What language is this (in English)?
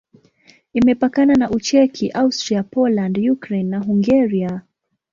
Swahili